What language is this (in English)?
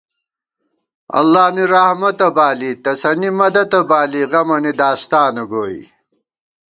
Gawar-Bati